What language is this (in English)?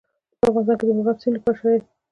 Pashto